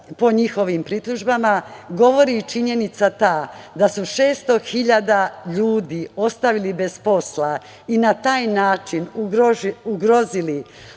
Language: Serbian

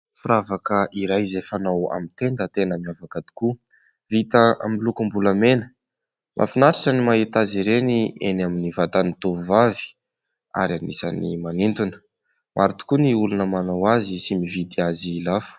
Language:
Malagasy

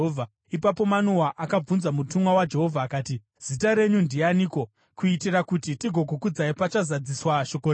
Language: Shona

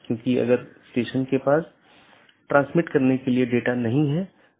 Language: Hindi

